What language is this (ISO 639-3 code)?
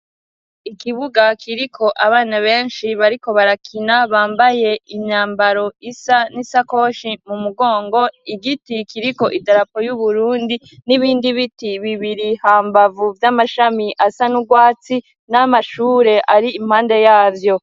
run